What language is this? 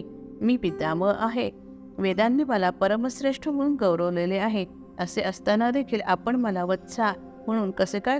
Marathi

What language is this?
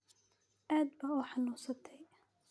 Somali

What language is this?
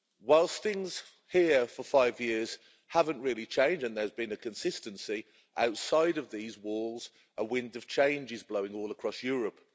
English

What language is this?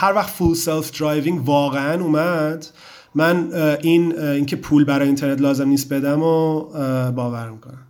Persian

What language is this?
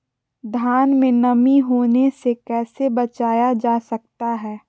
Magahi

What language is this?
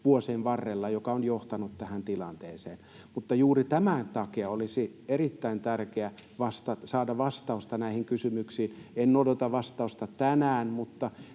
Finnish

